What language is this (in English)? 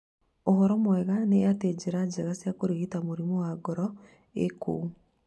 Kikuyu